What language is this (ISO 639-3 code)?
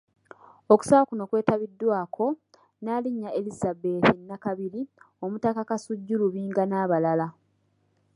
lug